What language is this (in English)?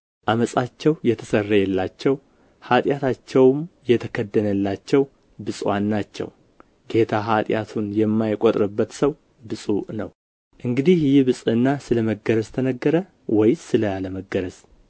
Amharic